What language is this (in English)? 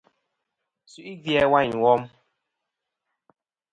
Kom